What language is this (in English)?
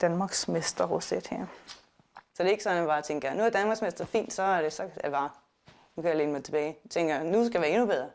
Danish